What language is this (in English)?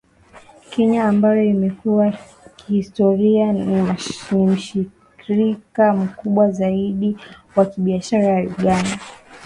Swahili